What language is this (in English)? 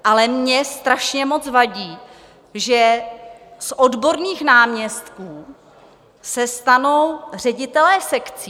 Czech